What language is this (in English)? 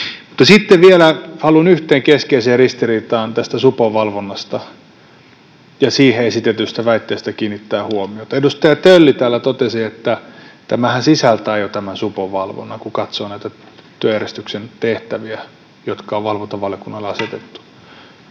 Finnish